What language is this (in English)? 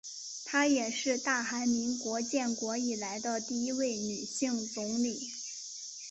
Chinese